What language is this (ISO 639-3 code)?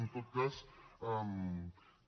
cat